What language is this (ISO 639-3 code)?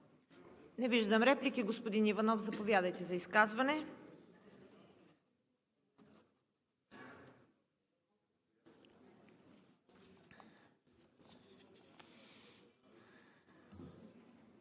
bul